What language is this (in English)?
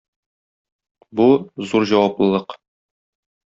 Tatar